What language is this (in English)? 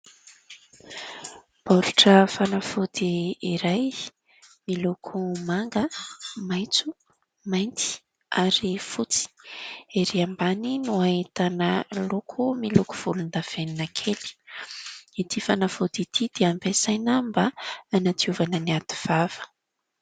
Malagasy